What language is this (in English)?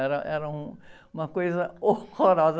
Portuguese